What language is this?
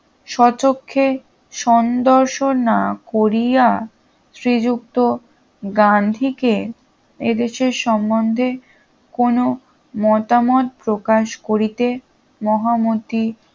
Bangla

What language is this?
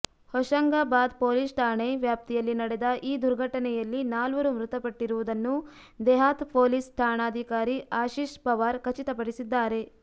Kannada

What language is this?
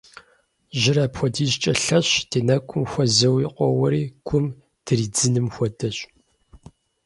Kabardian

